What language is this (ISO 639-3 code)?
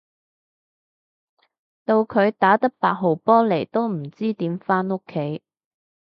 yue